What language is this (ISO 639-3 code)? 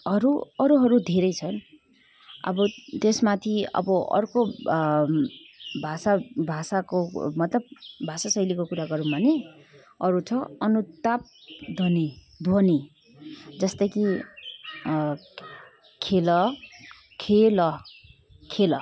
nep